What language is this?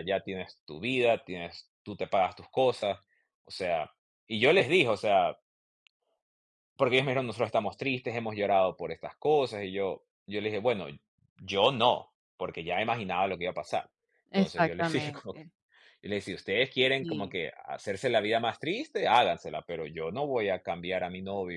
Spanish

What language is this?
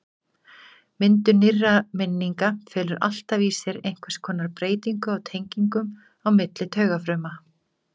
Icelandic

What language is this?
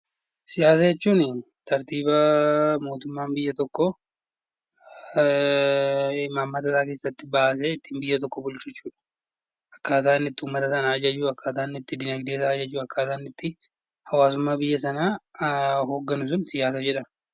Oromo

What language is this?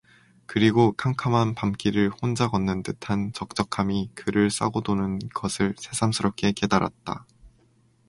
Korean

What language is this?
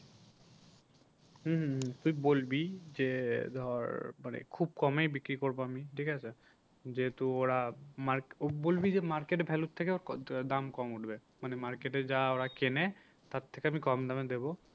Bangla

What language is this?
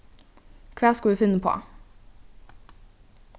Faroese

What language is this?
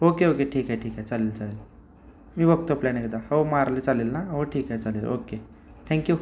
Marathi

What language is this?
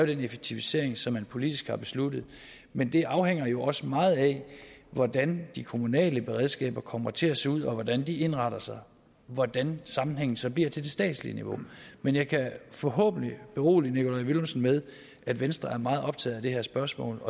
Danish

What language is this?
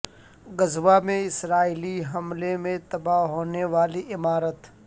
Urdu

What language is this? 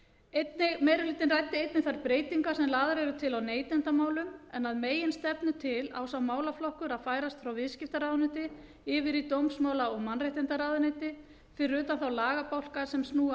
Icelandic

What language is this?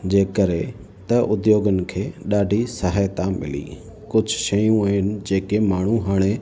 Sindhi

